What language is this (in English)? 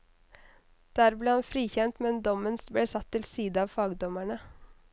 Norwegian